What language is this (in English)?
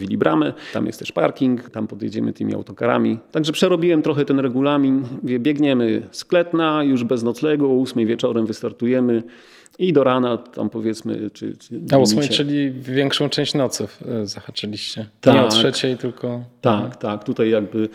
Polish